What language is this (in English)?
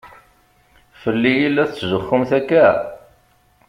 Kabyle